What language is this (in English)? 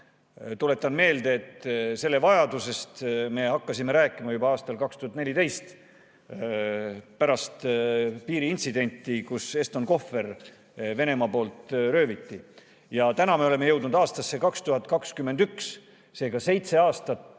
Estonian